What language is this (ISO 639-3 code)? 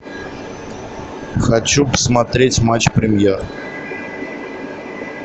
rus